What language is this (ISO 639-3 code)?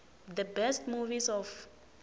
tso